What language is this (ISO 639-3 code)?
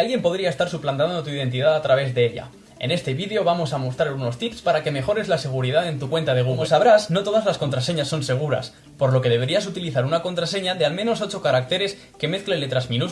spa